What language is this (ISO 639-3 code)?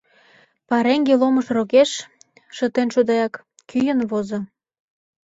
chm